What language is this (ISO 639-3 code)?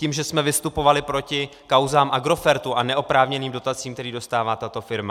ces